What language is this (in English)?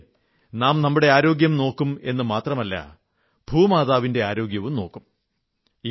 Malayalam